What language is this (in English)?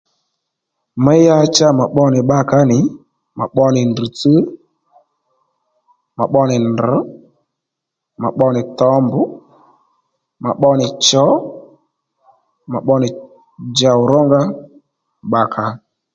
Lendu